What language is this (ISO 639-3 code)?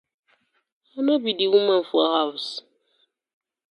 pcm